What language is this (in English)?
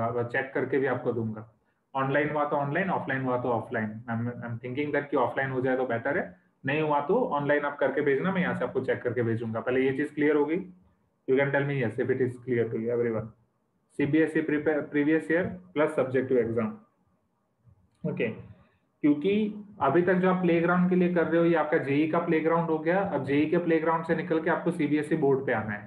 Hindi